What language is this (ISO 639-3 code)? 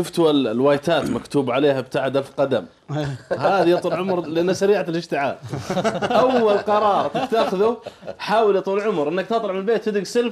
ara